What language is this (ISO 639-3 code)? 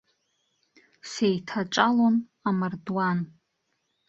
abk